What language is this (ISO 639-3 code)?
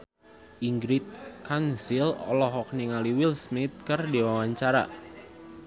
sun